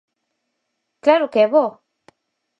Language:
Galician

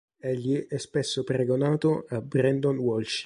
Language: Italian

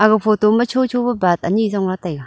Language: Wancho Naga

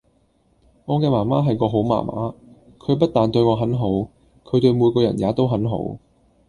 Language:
Cantonese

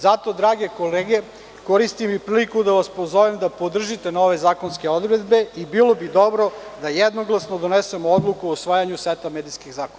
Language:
Serbian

